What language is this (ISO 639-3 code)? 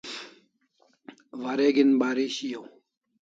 kls